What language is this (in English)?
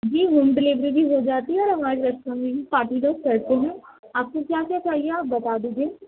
Urdu